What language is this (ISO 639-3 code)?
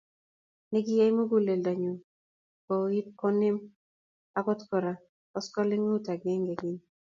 kln